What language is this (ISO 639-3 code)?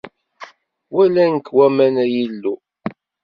kab